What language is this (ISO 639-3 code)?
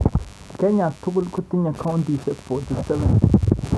kln